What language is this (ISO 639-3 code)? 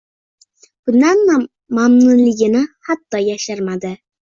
uzb